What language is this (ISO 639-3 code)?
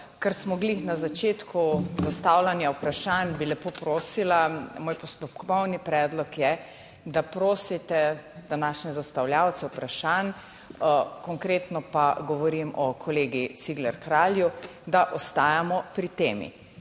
slv